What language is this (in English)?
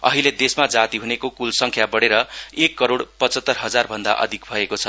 Nepali